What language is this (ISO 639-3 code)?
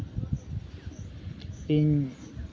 sat